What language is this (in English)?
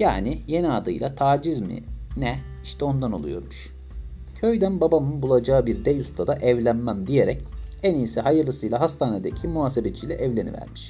Turkish